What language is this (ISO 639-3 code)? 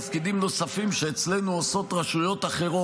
heb